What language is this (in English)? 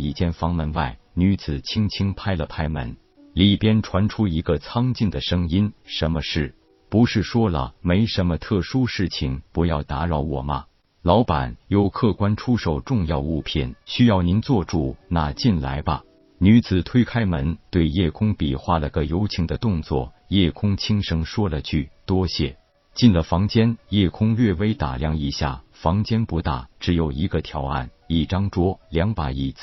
Chinese